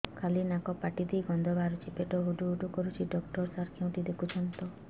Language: Odia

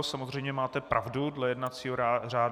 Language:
Czech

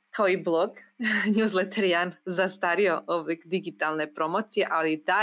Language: Croatian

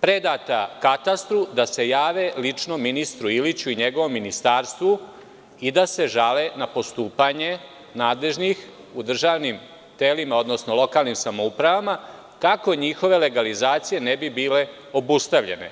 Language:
Serbian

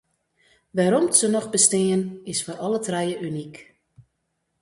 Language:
Western Frisian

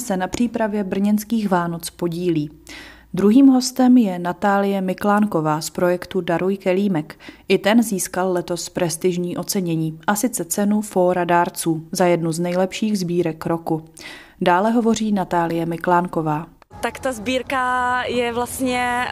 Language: Czech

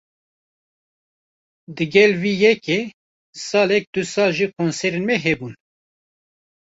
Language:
Kurdish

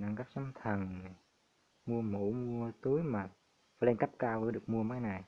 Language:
Vietnamese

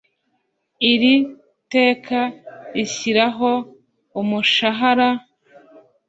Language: Kinyarwanda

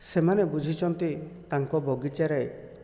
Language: Odia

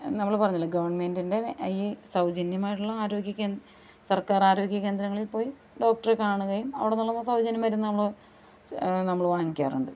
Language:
Malayalam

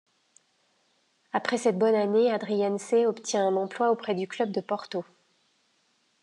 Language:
French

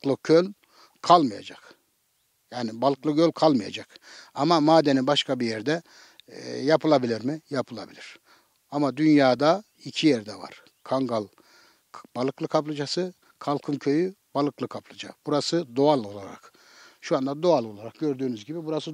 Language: Turkish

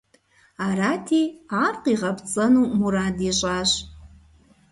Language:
Kabardian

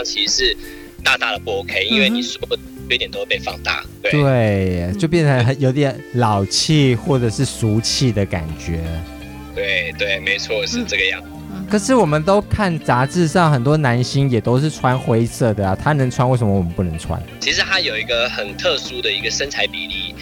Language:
Chinese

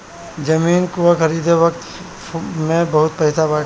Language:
Bhojpuri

